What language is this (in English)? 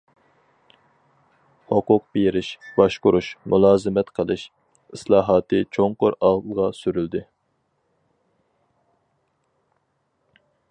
Uyghur